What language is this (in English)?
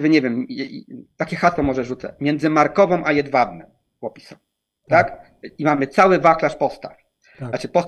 Polish